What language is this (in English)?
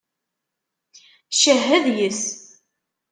Kabyle